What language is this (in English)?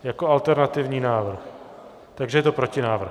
Czech